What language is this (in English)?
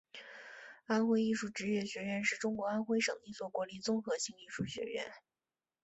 Chinese